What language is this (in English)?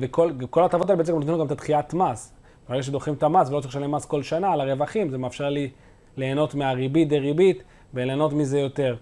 Hebrew